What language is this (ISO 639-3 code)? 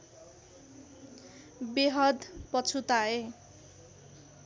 nep